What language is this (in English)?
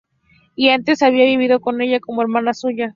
Spanish